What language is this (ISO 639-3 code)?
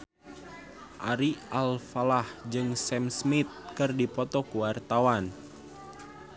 sun